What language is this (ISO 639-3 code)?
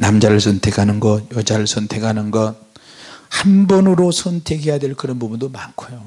kor